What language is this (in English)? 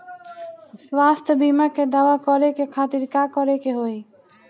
Bhojpuri